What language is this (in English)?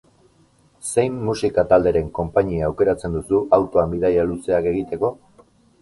Basque